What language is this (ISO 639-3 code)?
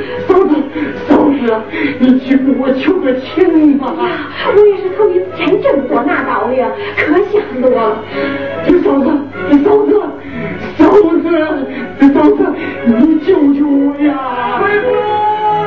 zho